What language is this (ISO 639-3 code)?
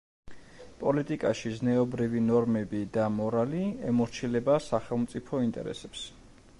kat